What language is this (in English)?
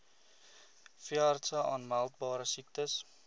Afrikaans